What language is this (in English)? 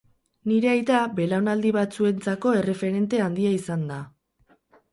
Basque